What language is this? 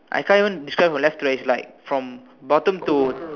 English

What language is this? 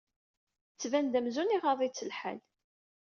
Kabyle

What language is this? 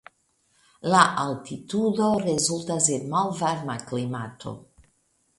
Esperanto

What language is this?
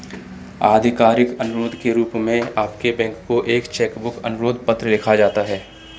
Hindi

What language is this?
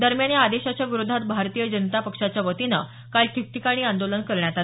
Marathi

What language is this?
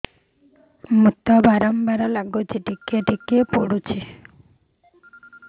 Odia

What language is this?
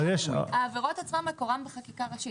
Hebrew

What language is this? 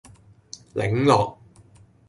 Cantonese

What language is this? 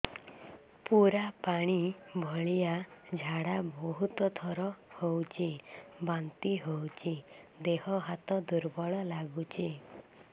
Odia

